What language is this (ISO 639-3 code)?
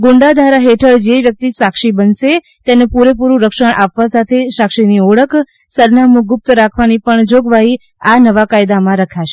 guj